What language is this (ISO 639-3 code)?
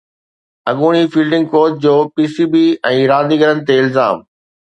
snd